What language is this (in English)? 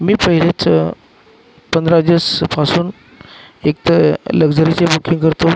Marathi